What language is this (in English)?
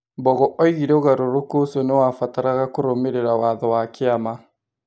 Kikuyu